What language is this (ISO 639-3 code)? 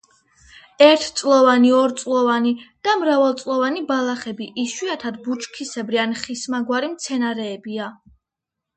kat